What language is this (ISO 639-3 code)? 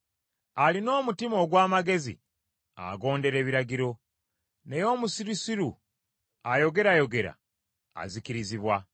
lug